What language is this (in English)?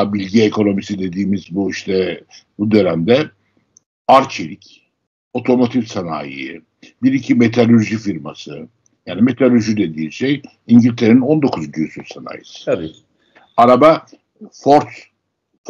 Turkish